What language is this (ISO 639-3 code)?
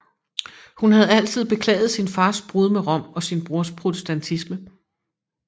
dan